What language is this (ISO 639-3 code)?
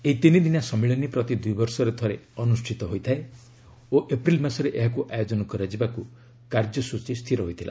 ori